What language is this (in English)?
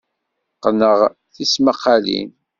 Kabyle